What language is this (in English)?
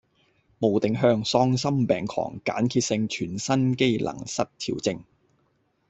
Cantonese